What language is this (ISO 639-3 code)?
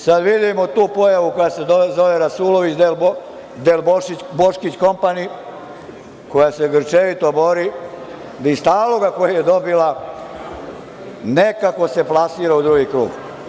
srp